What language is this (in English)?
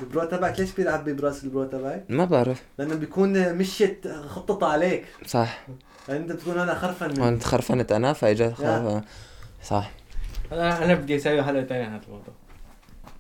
Arabic